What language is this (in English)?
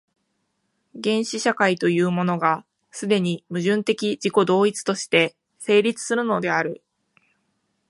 Japanese